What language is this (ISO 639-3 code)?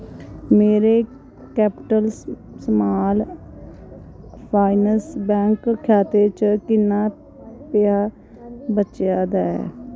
doi